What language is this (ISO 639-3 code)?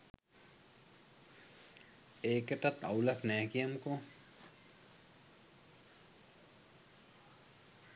sin